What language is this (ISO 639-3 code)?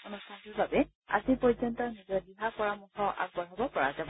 asm